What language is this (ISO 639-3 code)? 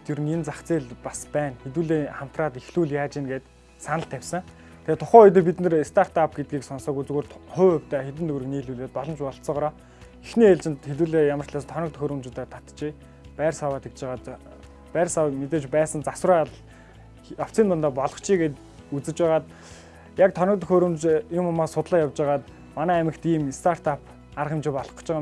kor